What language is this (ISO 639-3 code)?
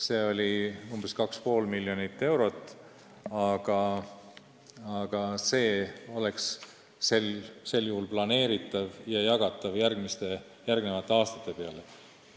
est